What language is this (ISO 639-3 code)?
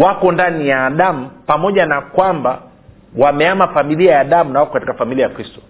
swa